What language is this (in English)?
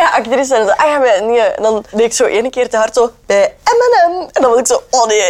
Dutch